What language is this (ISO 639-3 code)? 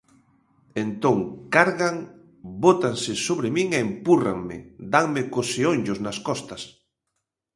glg